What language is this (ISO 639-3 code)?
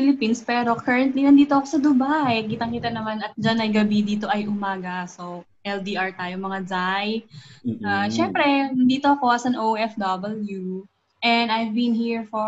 fil